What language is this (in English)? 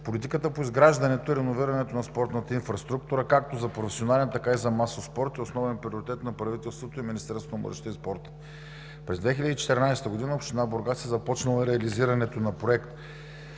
Bulgarian